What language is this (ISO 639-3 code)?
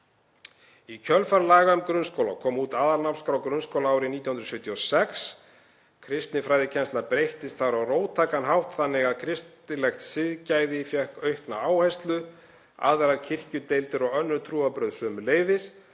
isl